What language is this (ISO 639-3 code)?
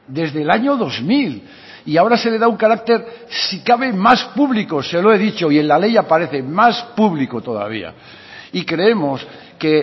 spa